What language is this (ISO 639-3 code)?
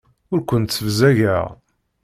kab